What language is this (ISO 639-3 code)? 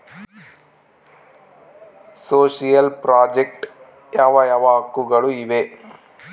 kan